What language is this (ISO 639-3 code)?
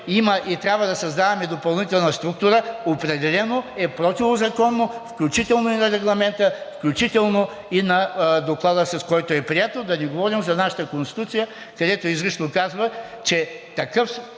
bul